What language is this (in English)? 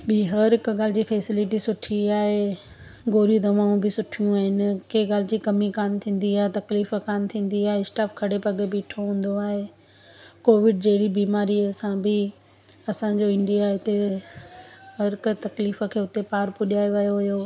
Sindhi